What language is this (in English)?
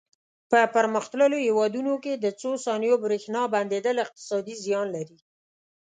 Pashto